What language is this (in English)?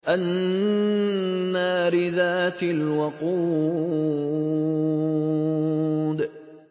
Arabic